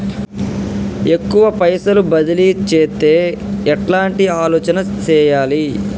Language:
Telugu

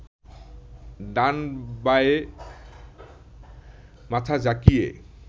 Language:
Bangla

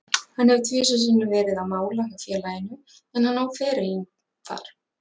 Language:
Icelandic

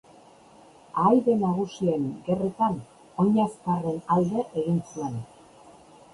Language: Basque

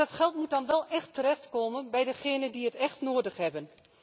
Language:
Dutch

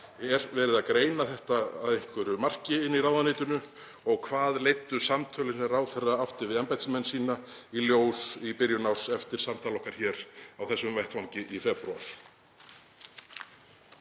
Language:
Icelandic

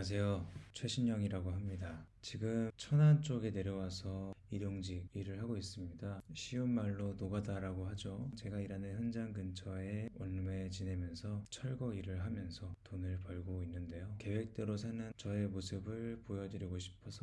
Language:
Korean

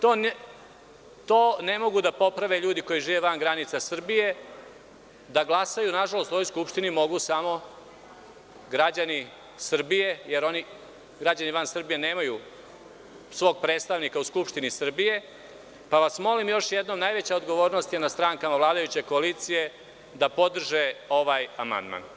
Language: Serbian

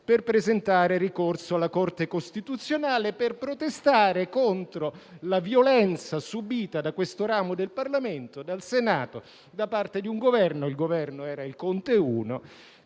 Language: Italian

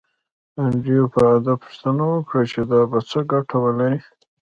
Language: Pashto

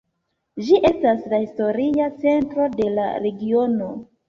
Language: Esperanto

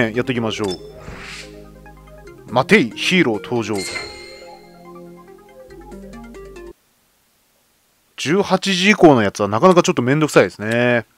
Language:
Japanese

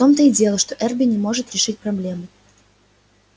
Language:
Russian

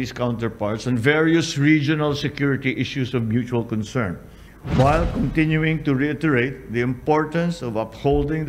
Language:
Filipino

